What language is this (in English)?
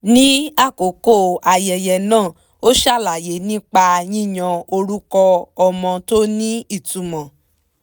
Yoruba